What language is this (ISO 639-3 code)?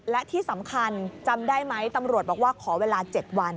tha